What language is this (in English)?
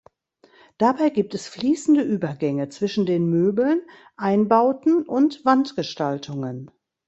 German